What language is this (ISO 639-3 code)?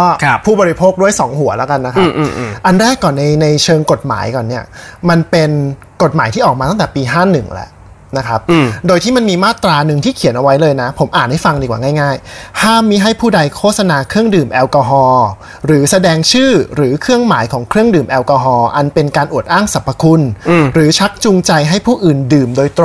tha